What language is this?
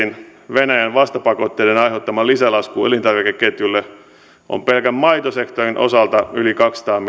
Finnish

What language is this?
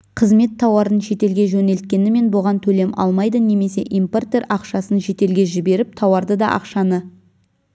Kazakh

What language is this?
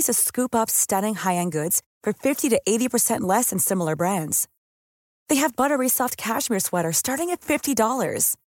Filipino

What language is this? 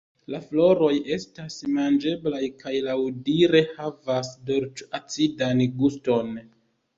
Esperanto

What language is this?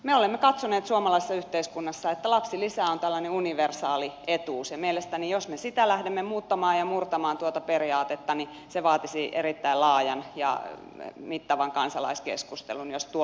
Finnish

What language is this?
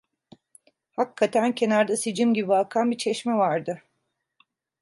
Turkish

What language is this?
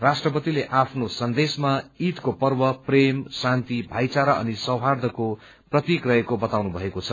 Nepali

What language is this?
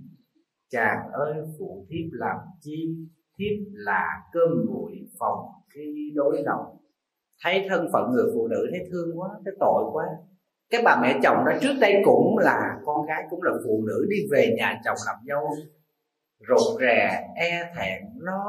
Vietnamese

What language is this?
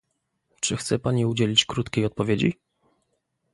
Polish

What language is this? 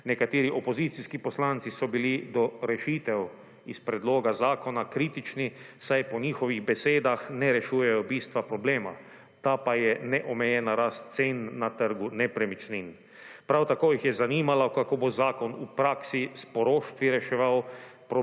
Slovenian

